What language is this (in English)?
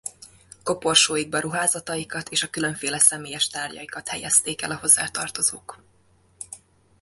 Hungarian